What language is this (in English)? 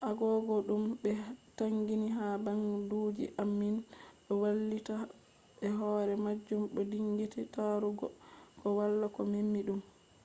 Fula